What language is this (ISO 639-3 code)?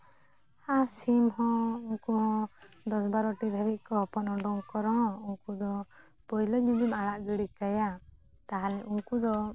sat